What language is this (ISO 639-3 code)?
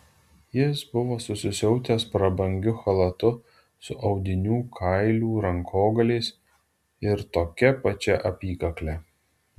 lit